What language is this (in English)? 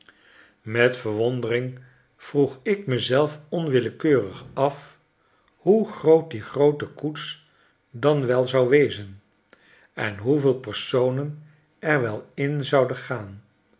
Dutch